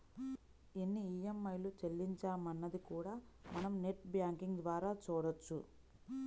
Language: Telugu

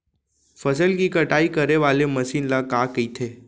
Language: Chhattisgarhi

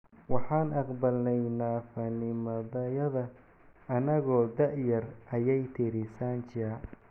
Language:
Somali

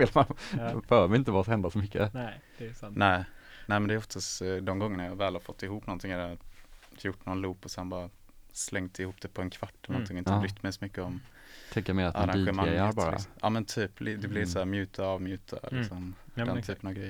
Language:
Swedish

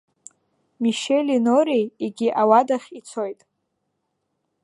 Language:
Abkhazian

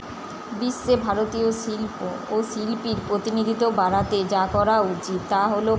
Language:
Bangla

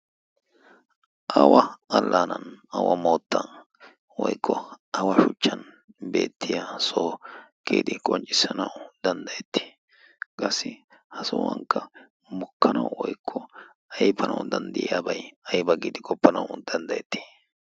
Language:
Wolaytta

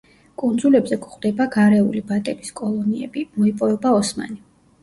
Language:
Georgian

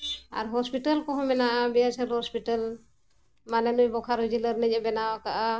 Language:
Santali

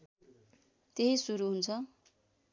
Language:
Nepali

